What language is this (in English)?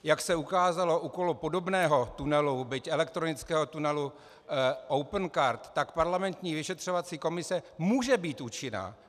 Czech